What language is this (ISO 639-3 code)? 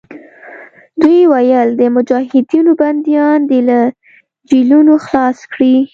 pus